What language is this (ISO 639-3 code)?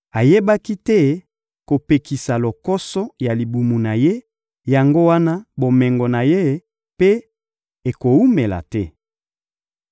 lin